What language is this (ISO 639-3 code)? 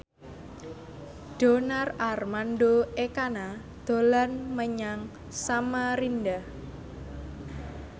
jav